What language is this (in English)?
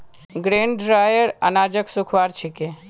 Magahi